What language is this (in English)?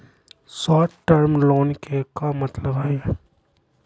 Magahi